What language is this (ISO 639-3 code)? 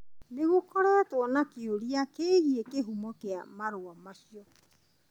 kik